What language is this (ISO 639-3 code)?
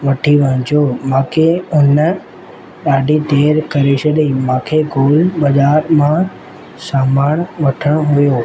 snd